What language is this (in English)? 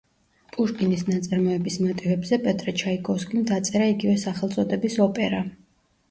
Georgian